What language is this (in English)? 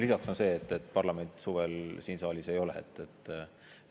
Estonian